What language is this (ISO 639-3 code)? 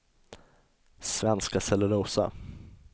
swe